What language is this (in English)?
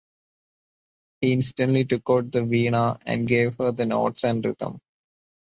English